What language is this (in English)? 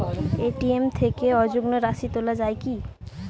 Bangla